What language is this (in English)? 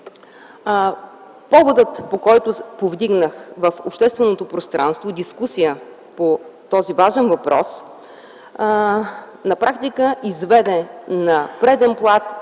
Bulgarian